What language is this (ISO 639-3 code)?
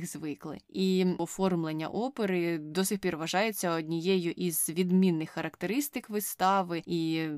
ukr